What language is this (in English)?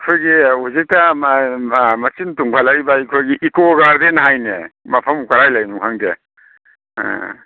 Manipuri